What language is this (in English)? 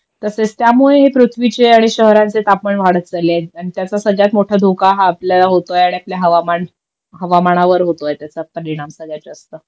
Marathi